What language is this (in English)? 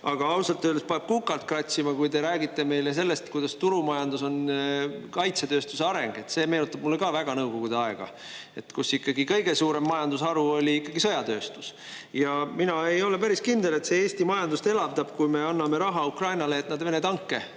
Estonian